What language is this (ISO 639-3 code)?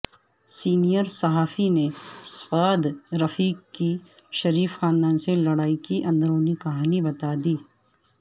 urd